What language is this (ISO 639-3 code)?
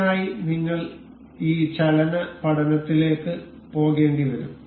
mal